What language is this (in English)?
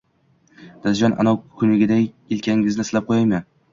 Uzbek